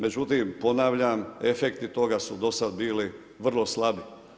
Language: Croatian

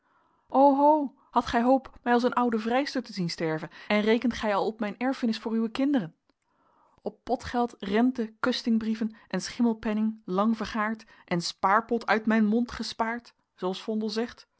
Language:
Dutch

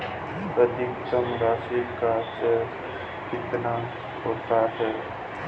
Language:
Hindi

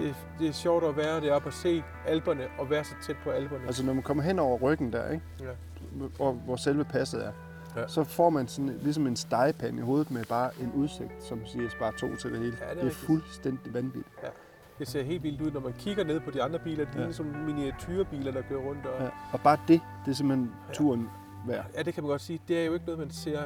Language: Danish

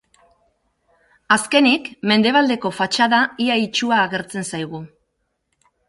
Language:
Basque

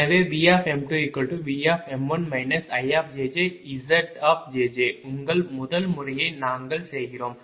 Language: Tamil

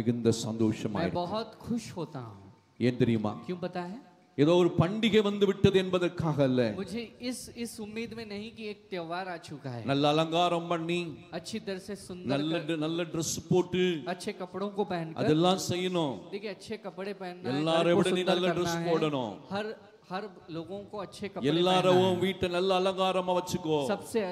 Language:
Hindi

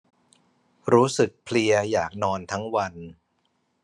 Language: Thai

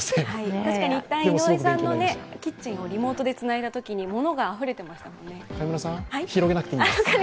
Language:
Japanese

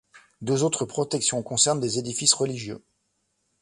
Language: French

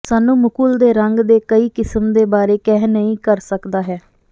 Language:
Punjabi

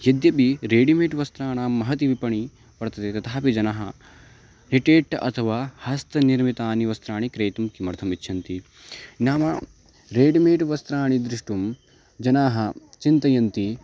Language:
Sanskrit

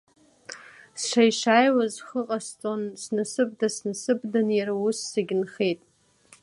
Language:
Abkhazian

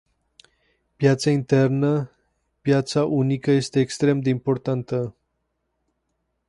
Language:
Romanian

